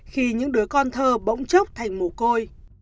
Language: Vietnamese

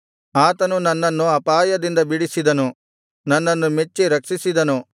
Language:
Kannada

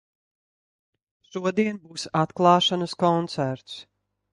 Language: Latvian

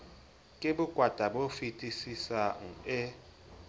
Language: Southern Sotho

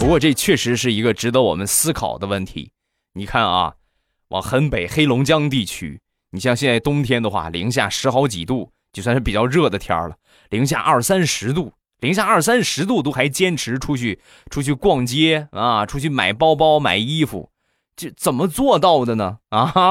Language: Chinese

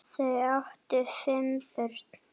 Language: Icelandic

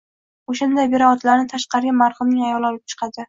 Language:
Uzbek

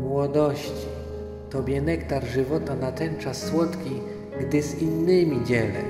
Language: Polish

